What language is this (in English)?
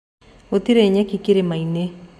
Kikuyu